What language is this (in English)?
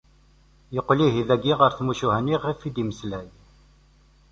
Kabyle